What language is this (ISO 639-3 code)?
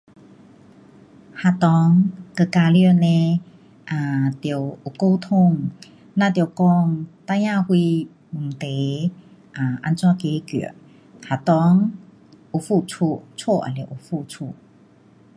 cpx